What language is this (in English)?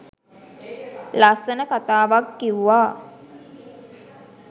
Sinhala